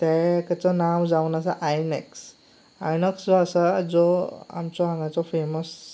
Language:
Konkani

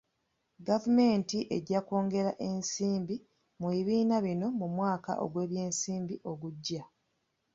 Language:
Ganda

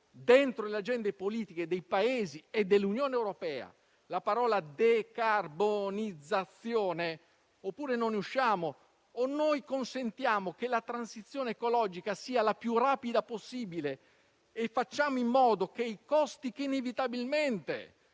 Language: Italian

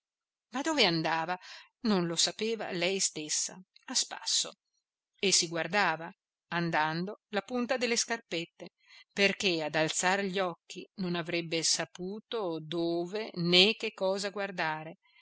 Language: Italian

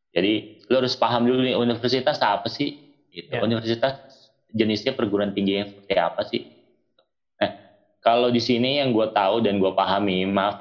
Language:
Indonesian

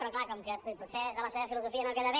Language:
Catalan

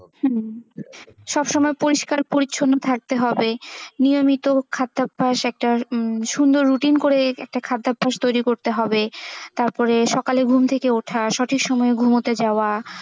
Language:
Bangla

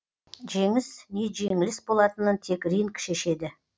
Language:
Kazakh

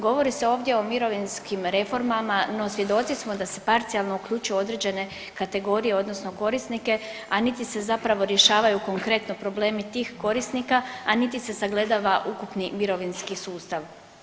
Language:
Croatian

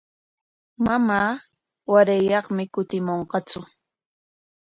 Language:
Corongo Ancash Quechua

